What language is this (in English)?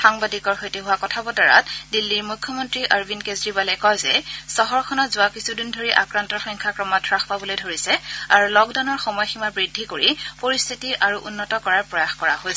Assamese